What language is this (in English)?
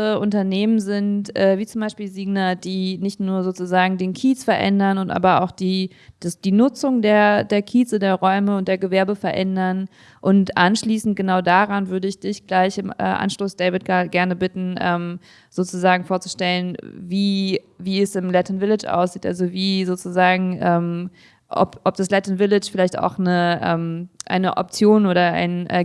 German